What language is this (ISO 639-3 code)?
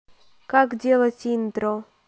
rus